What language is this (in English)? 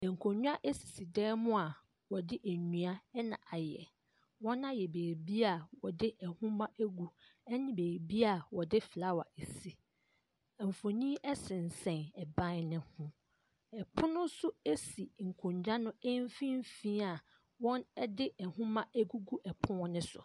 Akan